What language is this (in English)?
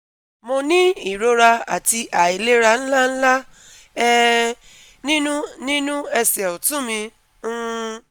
Yoruba